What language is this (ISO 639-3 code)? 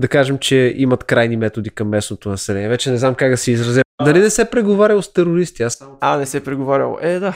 bul